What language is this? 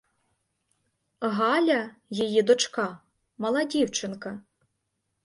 Ukrainian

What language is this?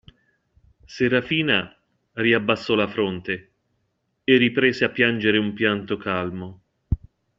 Italian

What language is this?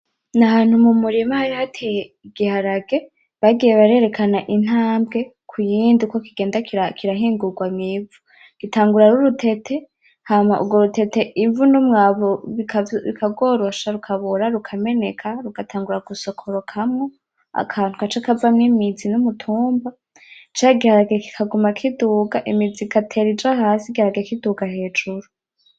Rundi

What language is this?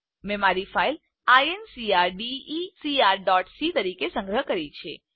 Gujarati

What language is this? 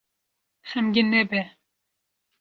Kurdish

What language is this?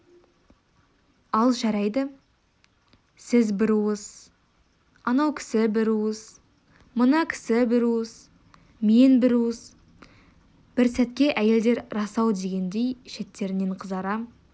Kazakh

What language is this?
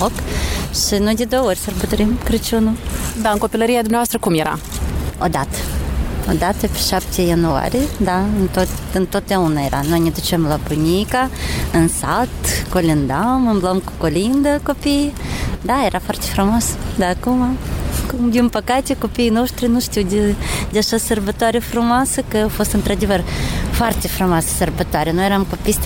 Romanian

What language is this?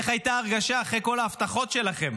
Hebrew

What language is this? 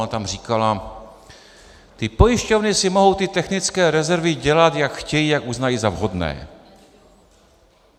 Czech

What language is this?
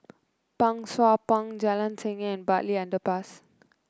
English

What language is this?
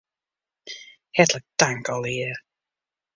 Western Frisian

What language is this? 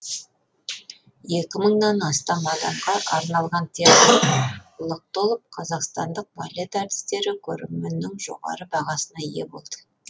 Kazakh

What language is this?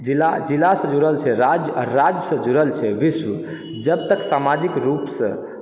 Maithili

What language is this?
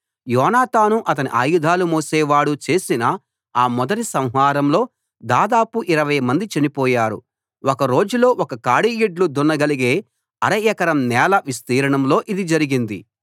Telugu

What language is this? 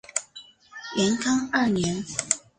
Chinese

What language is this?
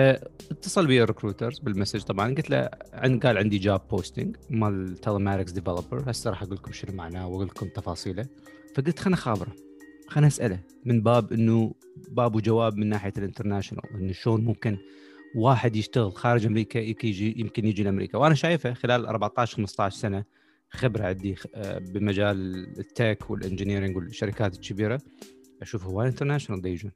Arabic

